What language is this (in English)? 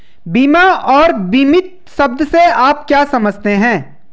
Hindi